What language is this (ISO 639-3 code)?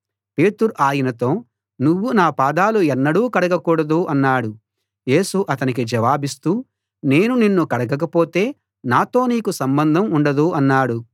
tel